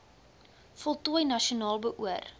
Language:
Afrikaans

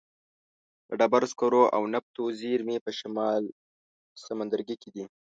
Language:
Pashto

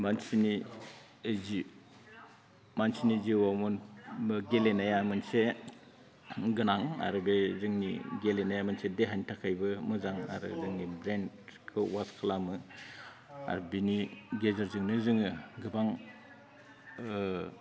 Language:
Bodo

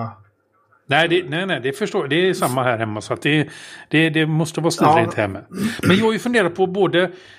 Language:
Swedish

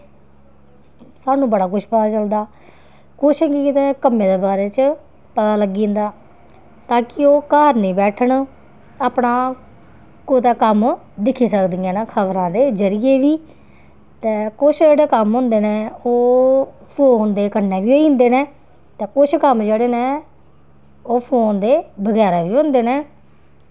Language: Dogri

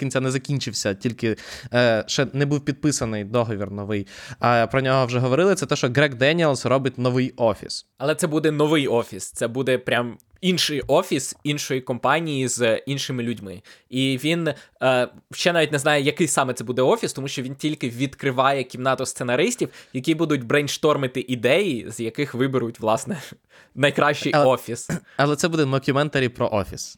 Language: Ukrainian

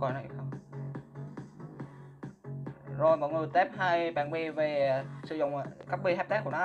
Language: Vietnamese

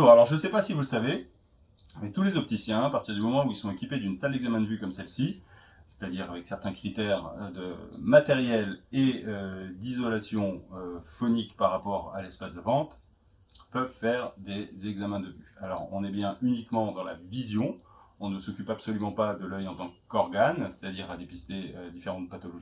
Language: French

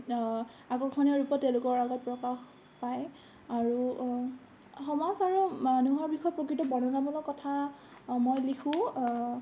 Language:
Assamese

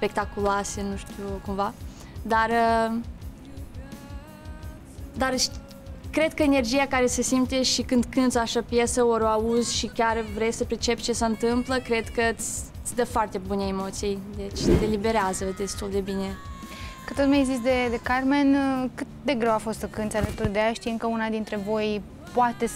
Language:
Romanian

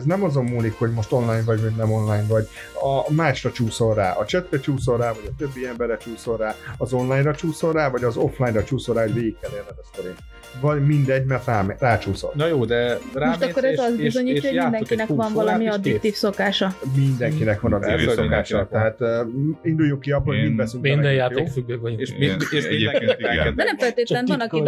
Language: Hungarian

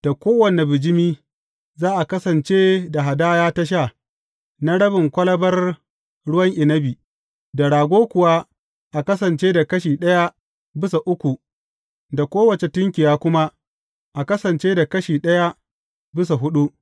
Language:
Hausa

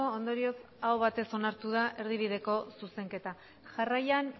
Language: Basque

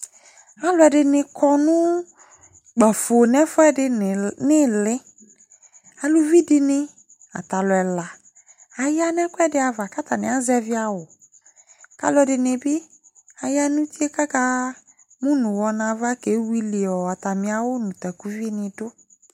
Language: Ikposo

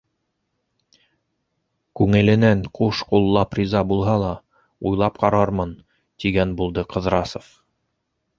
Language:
Bashkir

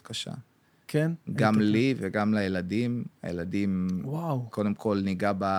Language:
Hebrew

